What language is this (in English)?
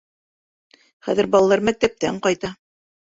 Bashkir